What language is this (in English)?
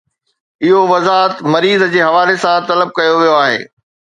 Sindhi